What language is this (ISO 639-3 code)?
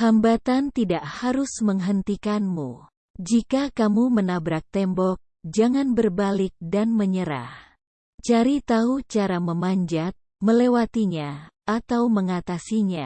ind